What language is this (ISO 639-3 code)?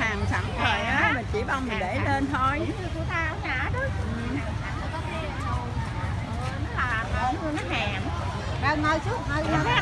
vie